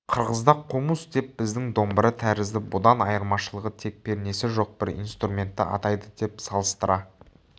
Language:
Kazakh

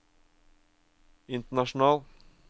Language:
Norwegian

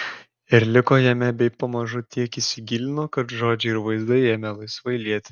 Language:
Lithuanian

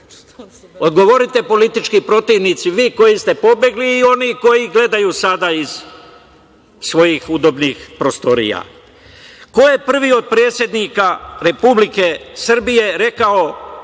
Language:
Serbian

